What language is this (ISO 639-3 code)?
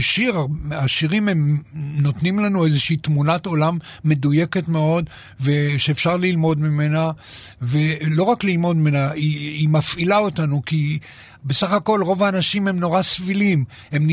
heb